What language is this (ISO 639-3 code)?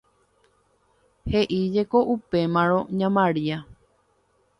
grn